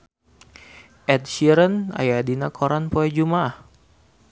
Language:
Sundanese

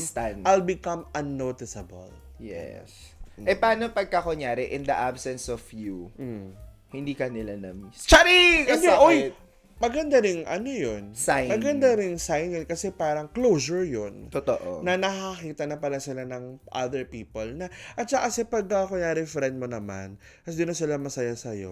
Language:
Filipino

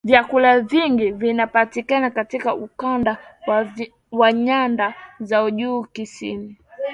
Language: Swahili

